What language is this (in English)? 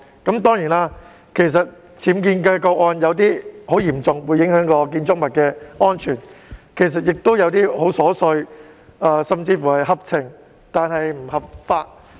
Cantonese